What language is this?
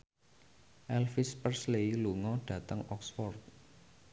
Javanese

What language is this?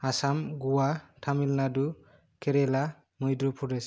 Bodo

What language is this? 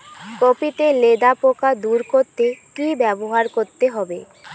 Bangla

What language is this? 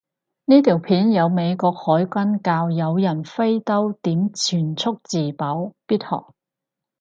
Cantonese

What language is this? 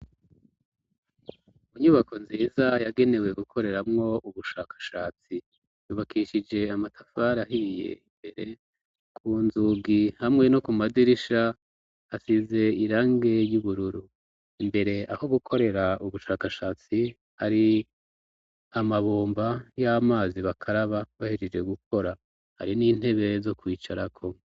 Rundi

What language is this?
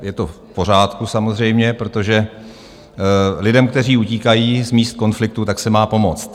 Czech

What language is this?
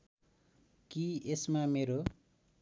Nepali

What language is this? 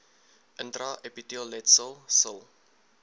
Afrikaans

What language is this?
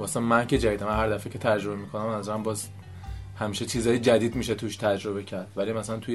Persian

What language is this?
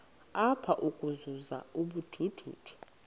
Xhosa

